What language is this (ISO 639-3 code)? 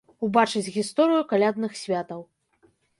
bel